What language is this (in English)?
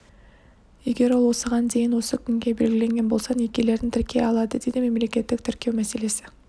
Kazakh